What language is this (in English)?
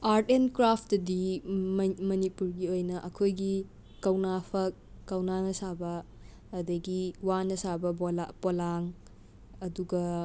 Manipuri